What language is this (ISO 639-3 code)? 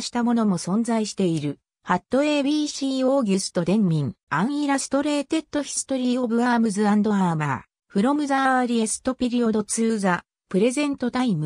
jpn